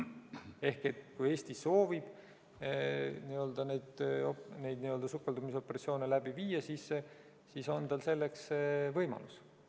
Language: Estonian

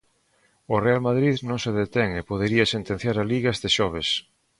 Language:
Galician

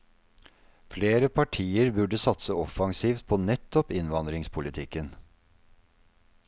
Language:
Norwegian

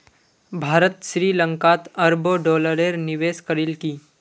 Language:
Magahi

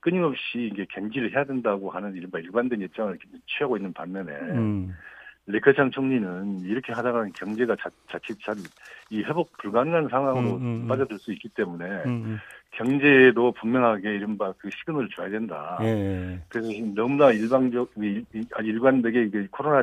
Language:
Korean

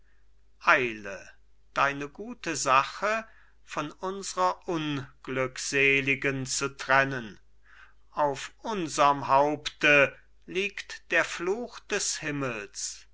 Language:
German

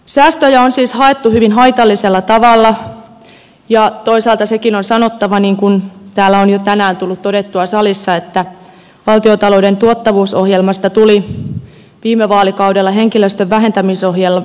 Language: Finnish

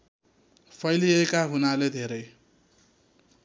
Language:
Nepali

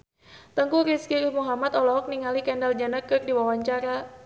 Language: Sundanese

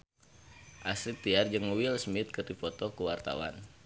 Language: Sundanese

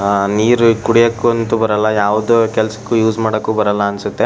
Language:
Kannada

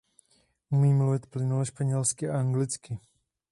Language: Czech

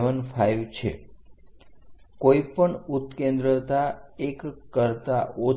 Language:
Gujarati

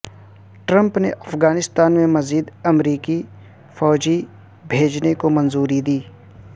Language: Urdu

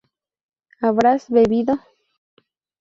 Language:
Spanish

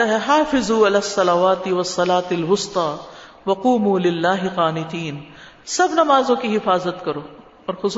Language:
Urdu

